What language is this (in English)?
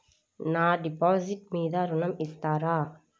Telugu